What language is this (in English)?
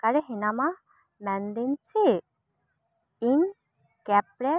Santali